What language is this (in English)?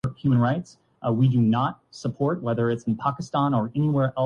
Urdu